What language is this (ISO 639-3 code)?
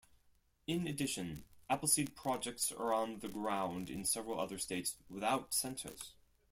eng